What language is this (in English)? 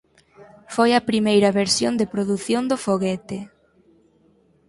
Galician